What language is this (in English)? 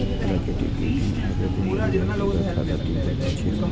Maithili